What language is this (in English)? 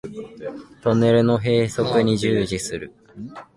Japanese